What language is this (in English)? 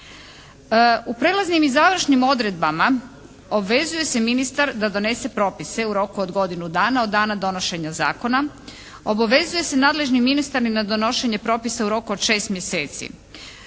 Croatian